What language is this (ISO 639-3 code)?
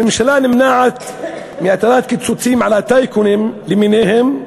heb